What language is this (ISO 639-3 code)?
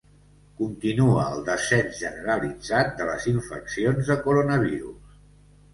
cat